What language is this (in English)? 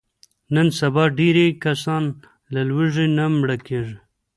Pashto